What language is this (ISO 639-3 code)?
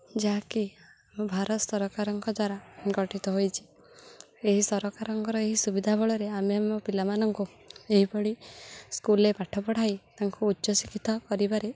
ori